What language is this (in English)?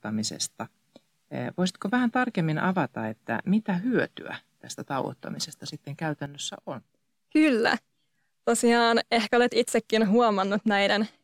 Finnish